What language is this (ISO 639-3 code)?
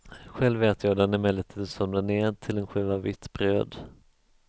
swe